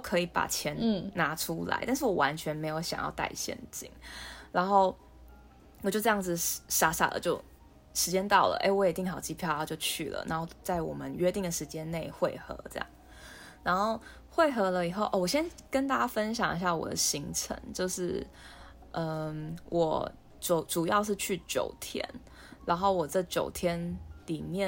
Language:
Chinese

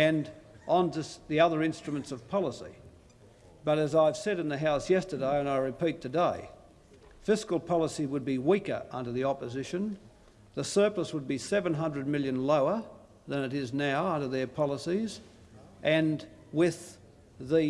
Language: English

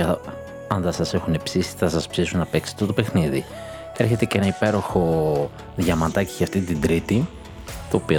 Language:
Greek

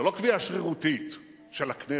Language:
Hebrew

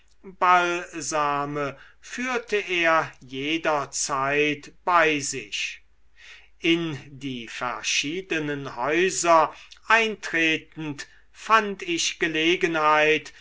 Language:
German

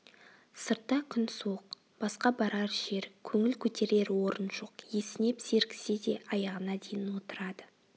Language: Kazakh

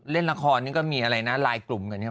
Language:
Thai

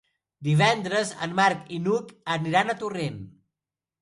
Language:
Catalan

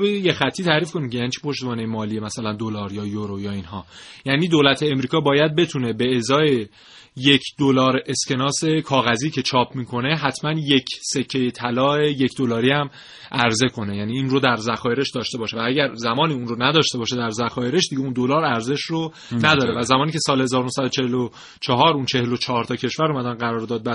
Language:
Persian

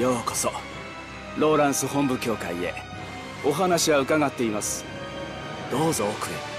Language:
Japanese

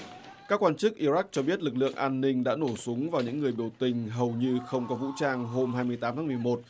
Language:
Vietnamese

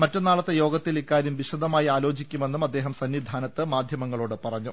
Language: Malayalam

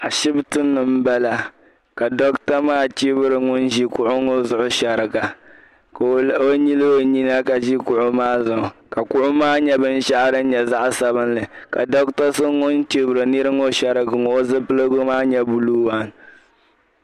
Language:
Dagbani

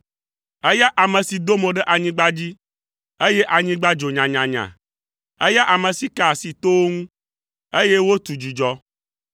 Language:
Ewe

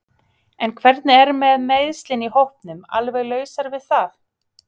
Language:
Icelandic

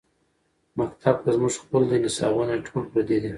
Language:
Pashto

